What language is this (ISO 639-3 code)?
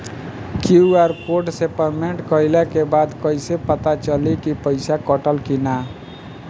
bho